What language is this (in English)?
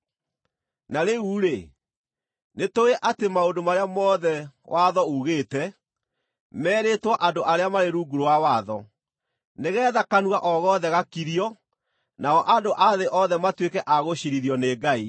Kikuyu